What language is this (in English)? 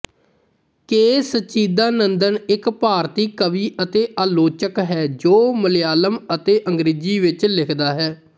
Punjabi